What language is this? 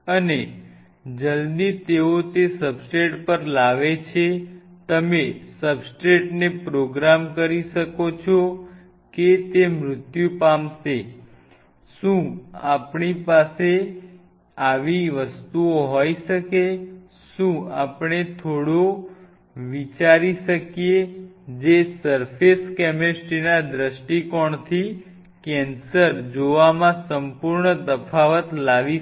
Gujarati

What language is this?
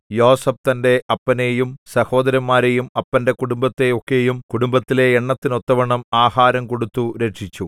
Malayalam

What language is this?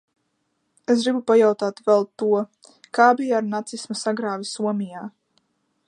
Latvian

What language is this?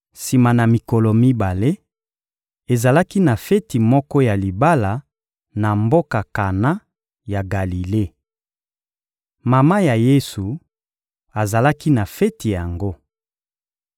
Lingala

